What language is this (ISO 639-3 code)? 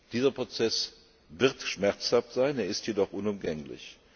deu